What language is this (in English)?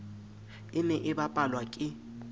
Southern Sotho